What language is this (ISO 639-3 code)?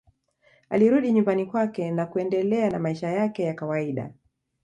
swa